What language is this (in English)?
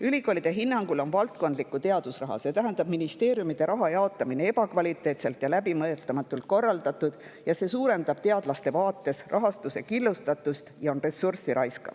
Estonian